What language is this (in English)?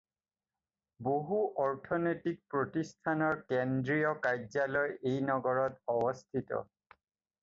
Assamese